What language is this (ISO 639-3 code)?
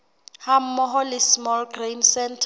sot